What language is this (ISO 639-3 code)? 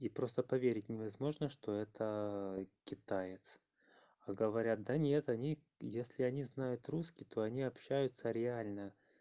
rus